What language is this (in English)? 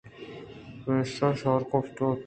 Eastern Balochi